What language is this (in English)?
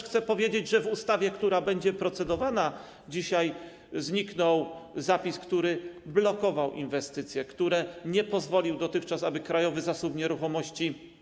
Polish